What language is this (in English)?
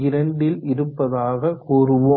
Tamil